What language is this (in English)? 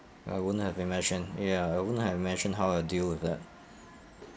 English